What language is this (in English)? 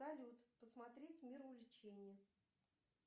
Russian